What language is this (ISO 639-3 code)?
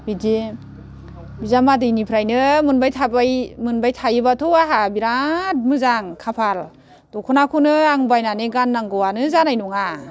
brx